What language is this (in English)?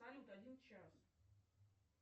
Russian